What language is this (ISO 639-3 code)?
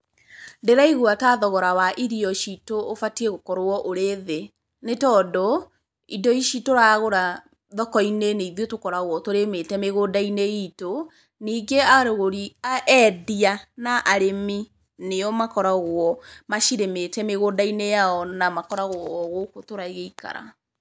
kik